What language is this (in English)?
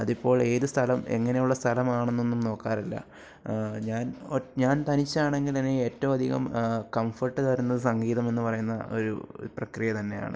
Malayalam